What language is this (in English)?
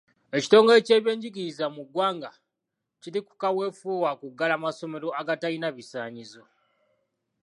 Ganda